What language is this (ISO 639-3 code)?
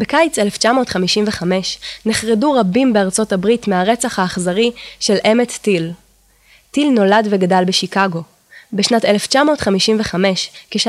heb